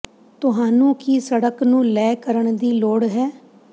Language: Punjabi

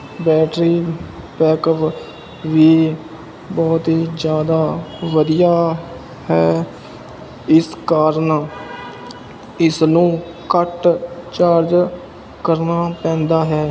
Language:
Punjabi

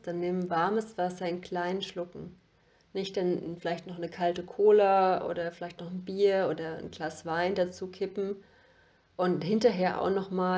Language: German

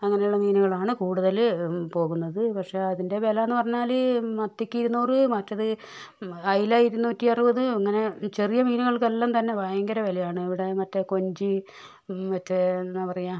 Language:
Malayalam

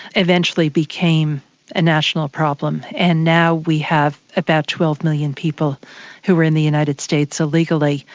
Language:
English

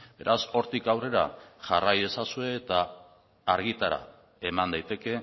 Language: Basque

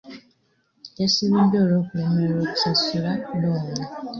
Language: Ganda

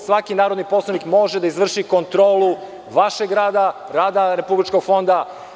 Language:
Serbian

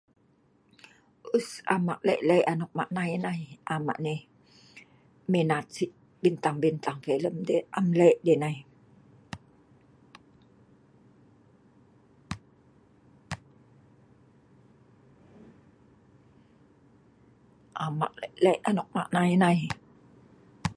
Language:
Sa'ban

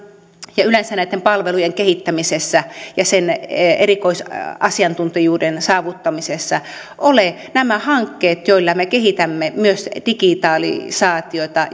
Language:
Finnish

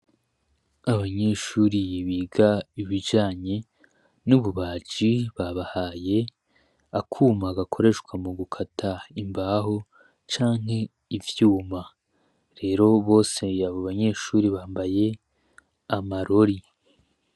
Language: Rundi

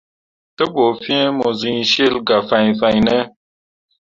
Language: Mundang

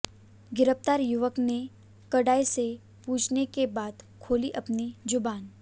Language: Hindi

